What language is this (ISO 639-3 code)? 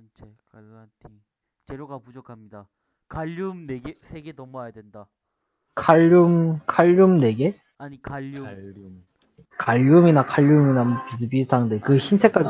kor